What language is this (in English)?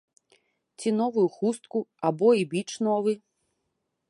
Belarusian